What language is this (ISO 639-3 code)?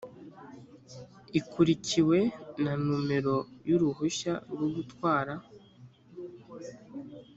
kin